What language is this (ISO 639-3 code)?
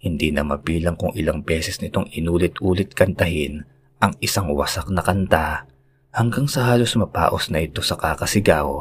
fil